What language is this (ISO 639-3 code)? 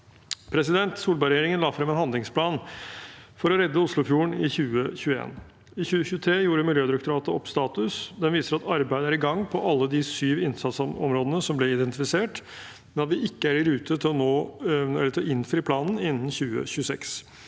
nor